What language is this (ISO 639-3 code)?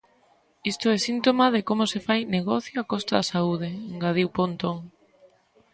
glg